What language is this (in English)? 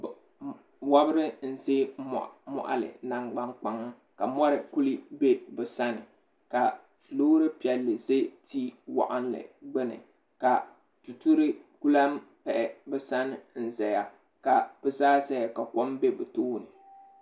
Dagbani